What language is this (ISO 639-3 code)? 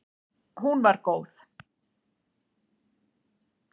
isl